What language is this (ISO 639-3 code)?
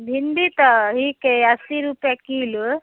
mai